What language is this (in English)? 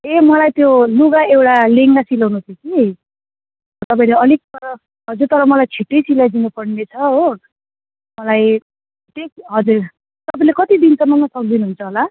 Nepali